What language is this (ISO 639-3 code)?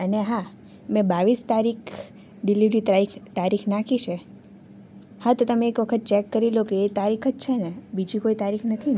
guj